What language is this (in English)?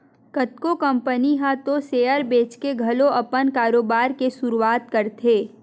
Chhattisgarhi